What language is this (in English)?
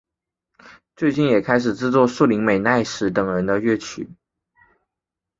Chinese